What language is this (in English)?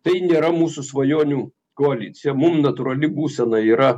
Lithuanian